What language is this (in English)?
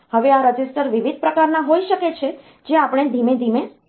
Gujarati